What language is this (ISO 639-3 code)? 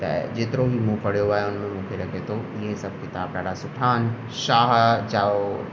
snd